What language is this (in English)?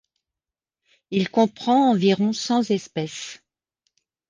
French